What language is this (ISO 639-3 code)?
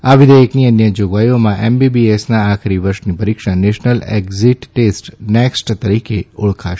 guj